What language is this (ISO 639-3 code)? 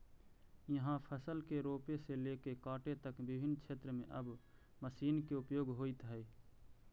mag